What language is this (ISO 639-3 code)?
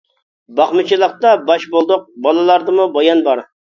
uig